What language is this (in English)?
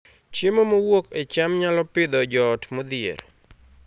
Luo (Kenya and Tanzania)